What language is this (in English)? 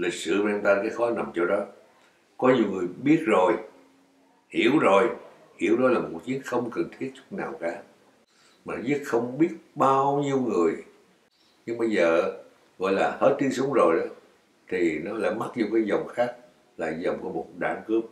Vietnamese